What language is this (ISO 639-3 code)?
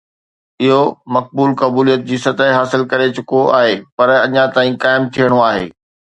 snd